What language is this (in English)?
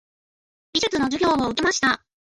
Japanese